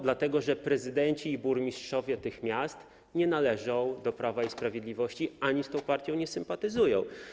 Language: Polish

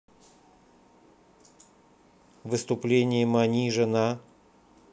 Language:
Russian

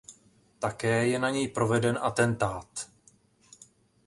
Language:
Czech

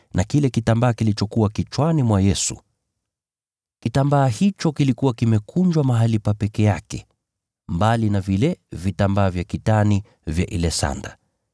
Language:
Swahili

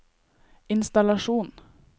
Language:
Norwegian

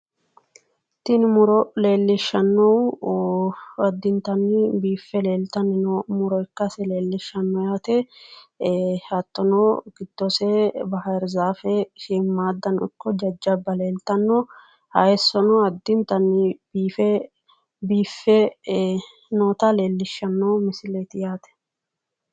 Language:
Sidamo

